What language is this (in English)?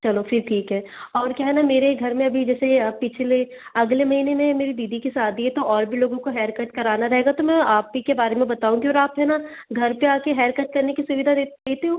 Hindi